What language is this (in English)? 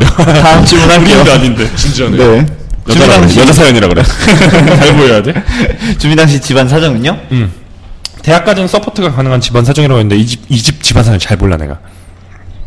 Korean